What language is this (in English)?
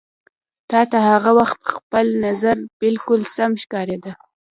Pashto